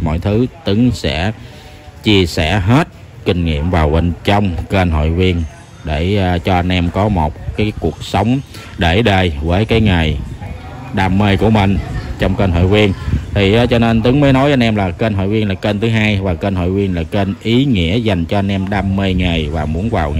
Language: Vietnamese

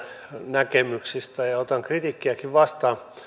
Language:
Finnish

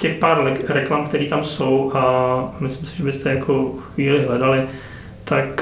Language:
Czech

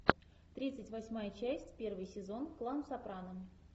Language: Russian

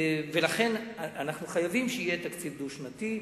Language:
Hebrew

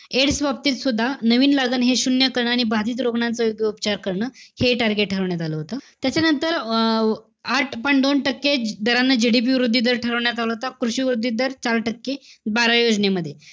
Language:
Marathi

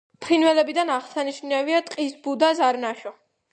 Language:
Georgian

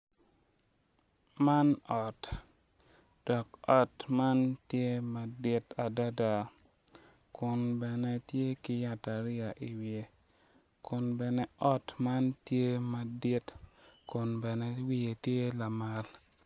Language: Acoli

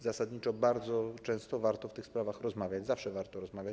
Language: Polish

